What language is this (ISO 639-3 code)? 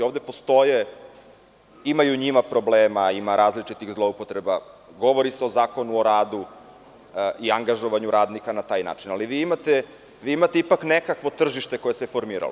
srp